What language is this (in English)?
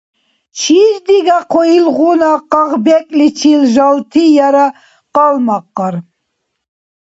Dargwa